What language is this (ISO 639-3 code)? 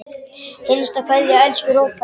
isl